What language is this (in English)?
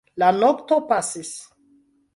Esperanto